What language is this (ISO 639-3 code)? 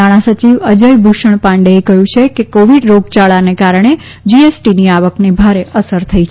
guj